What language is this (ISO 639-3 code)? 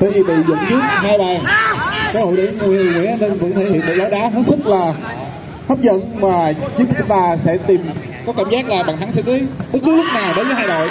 vie